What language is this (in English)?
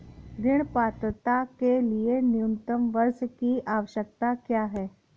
Hindi